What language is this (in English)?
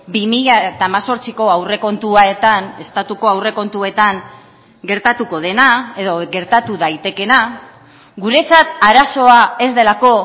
Basque